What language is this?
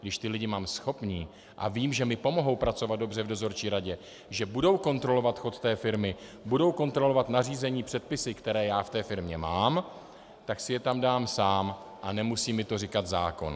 Czech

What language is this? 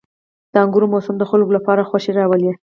Pashto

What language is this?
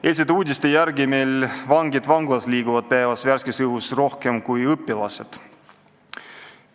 Estonian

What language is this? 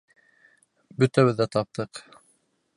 Bashkir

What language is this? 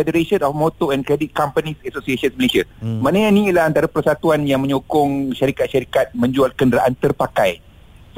Malay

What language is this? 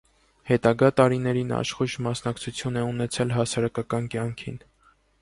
Armenian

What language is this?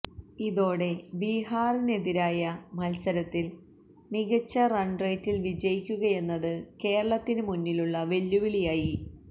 Malayalam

